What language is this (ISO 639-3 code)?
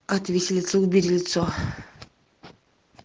rus